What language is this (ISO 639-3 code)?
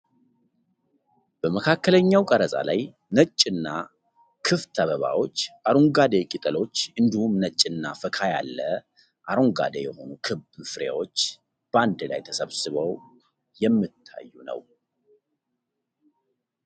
amh